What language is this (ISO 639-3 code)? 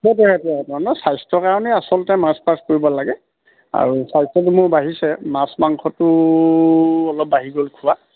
asm